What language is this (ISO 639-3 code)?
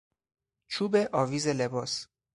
fas